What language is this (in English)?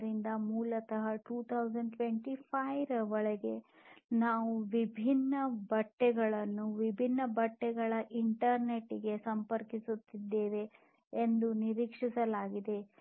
Kannada